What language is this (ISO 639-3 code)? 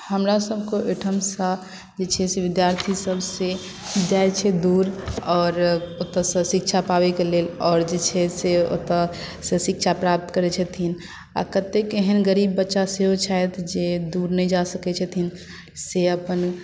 mai